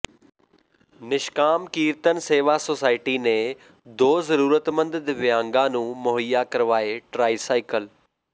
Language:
Punjabi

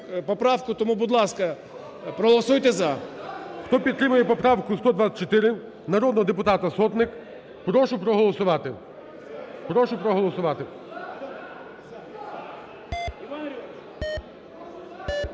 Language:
Ukrainian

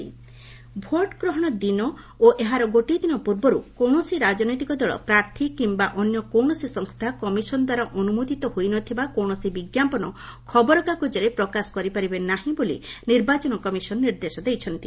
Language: Odia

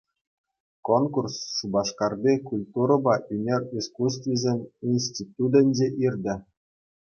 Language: Chuvash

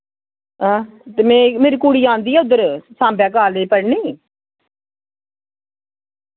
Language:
Dogri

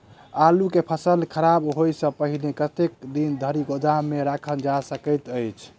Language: Maithili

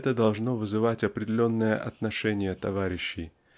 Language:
Russian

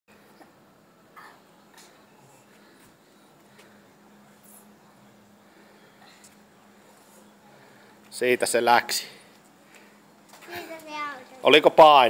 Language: Finnish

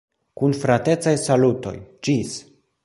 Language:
Esperanto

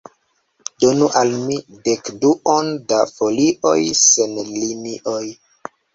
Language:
Esperanto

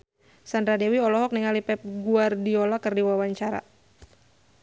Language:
Sundanese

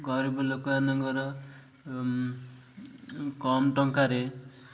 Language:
Odia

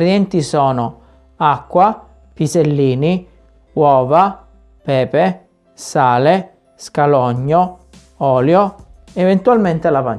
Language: Italian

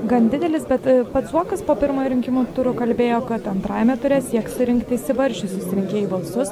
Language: Lithuanian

